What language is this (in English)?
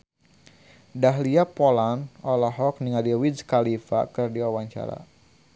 Sundanese